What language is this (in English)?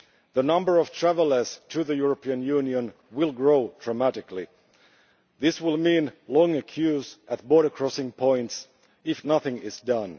English